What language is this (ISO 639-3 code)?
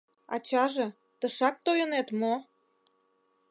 chm